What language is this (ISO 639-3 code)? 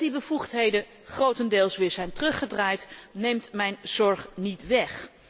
nld